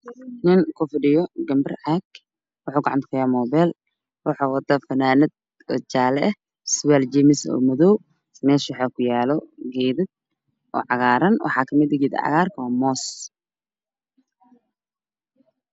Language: Somali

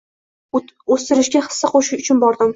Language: Uzbek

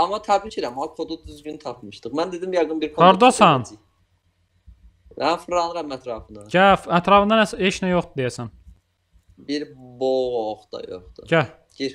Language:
Turkish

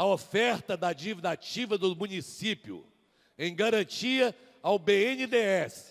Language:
Portuguese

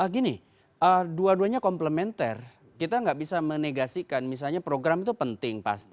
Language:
Indonesian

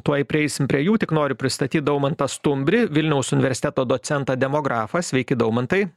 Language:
Lithuanian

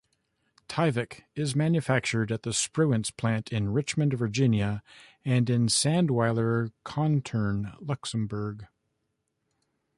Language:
English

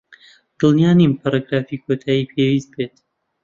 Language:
Central Kurdish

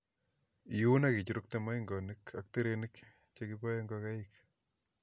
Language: Kalenjin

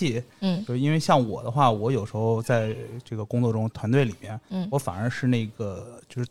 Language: Chinese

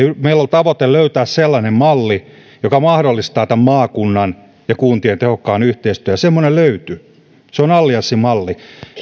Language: Finnish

